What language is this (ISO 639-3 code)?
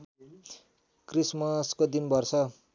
nep